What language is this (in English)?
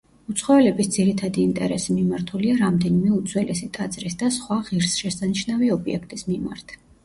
Georgian